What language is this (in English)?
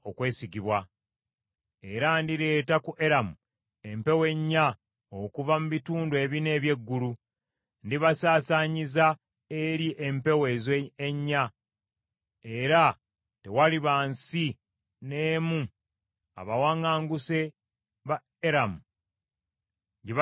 Ganda